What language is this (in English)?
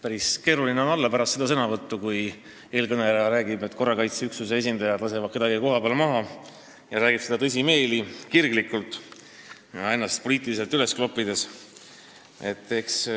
Estonian